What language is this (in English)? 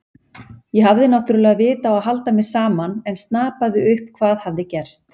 Icelandic